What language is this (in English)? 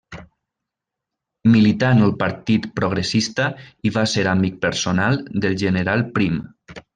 Catalan